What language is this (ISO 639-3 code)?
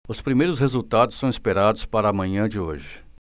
por